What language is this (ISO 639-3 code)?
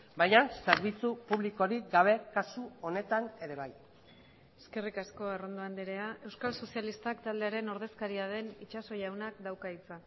eus